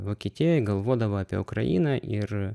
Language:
Lithuanian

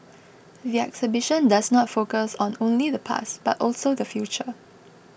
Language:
English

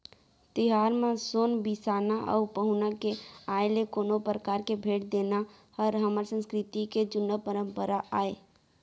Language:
Chhattisgarhi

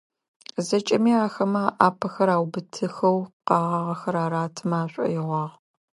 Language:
Adyghe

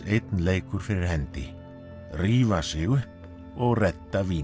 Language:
Icelandic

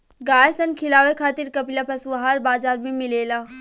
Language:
Bhojpuri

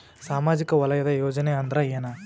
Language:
Kannada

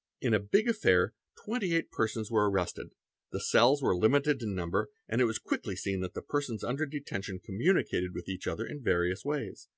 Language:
English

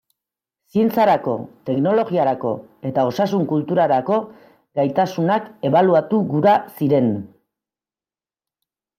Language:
Basque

